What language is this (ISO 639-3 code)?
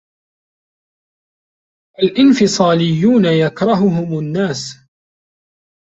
ara